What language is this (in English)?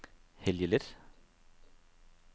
Danish